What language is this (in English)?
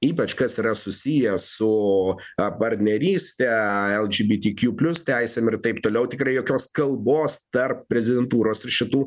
Lithuanian